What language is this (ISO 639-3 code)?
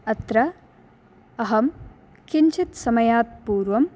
san